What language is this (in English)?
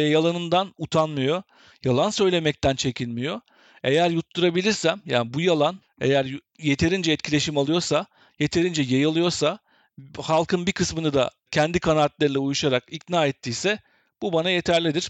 Turkish